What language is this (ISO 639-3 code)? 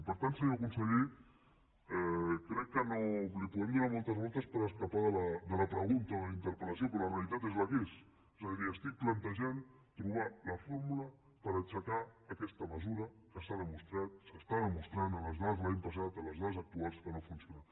cat